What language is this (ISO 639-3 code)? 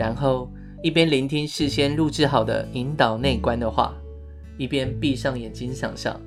zho